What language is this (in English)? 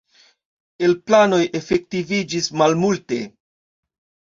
Esperanto